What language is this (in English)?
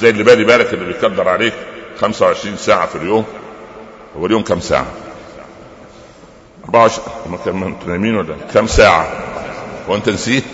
Arabic